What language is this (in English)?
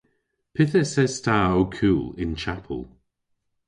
Cornish